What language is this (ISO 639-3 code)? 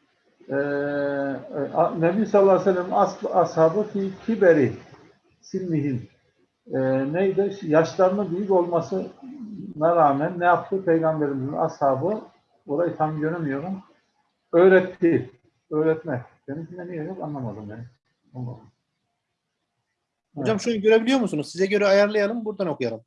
tur